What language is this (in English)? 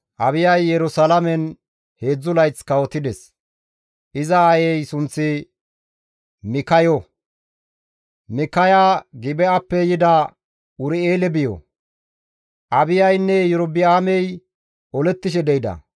Gamo